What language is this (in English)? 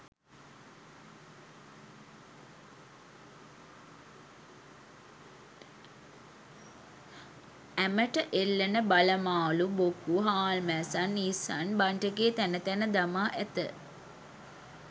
Sinhala